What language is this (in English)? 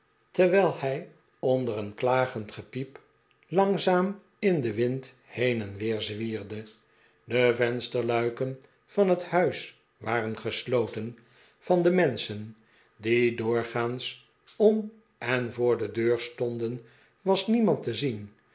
Dutch